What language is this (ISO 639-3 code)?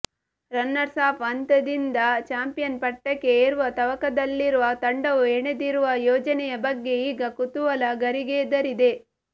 kan